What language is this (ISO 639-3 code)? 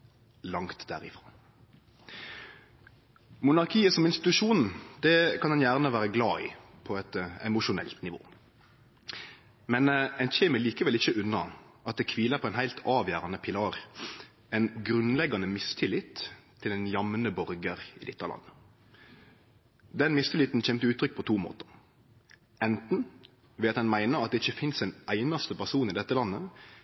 nno